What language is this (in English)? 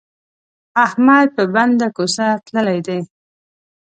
Pashto